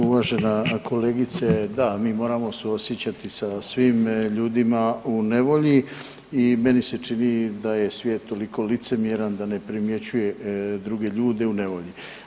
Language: Croatian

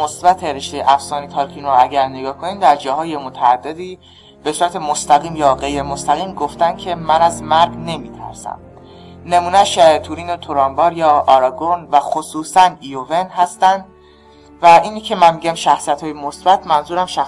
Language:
Persian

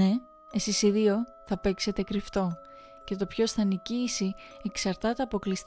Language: Greek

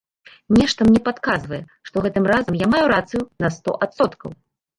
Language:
Belarusian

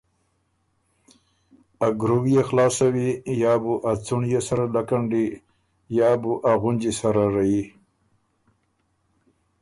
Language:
Ormuri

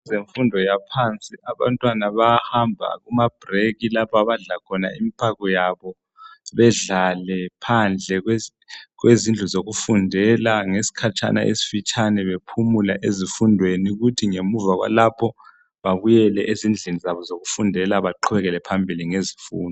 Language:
North Ndebele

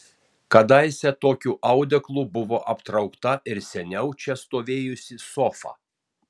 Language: Lithuanian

